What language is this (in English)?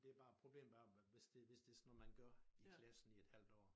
Danish